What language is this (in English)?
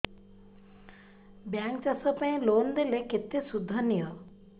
Odia